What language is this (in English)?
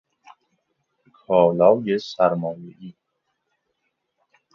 Persian